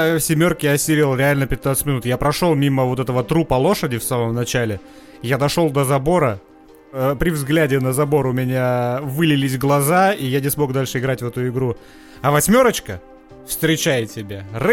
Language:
Russian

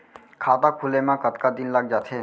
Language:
Chhattisgarhi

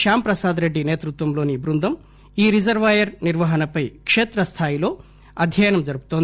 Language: Telugu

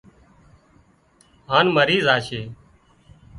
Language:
Wadiyara Koli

